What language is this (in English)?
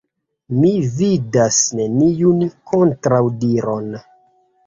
Esperanto